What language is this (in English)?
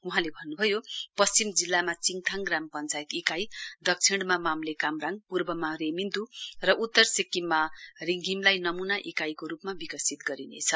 Nepali